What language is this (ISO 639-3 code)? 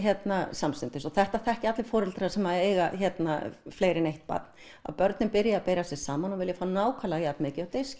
isl